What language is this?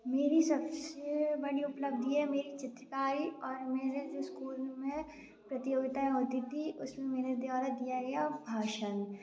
Hindi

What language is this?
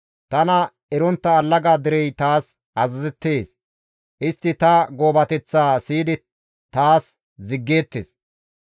Gamo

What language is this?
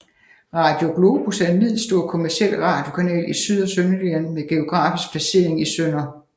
Danish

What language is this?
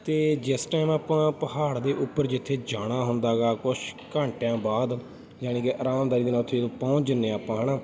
Punjabi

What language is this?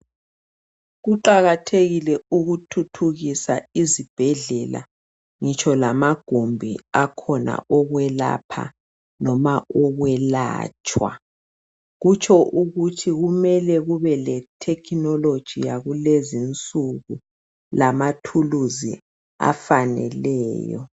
North Ndebele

